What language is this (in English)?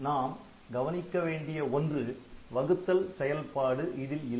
Tamil